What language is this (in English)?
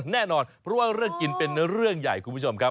Thai